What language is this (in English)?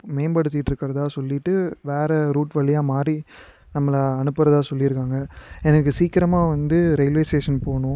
Tamil